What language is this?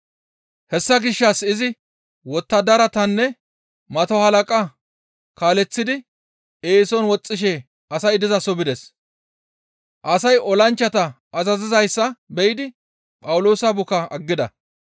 Gamo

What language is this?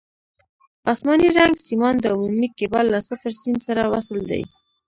Pashto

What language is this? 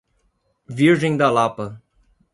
Portuguese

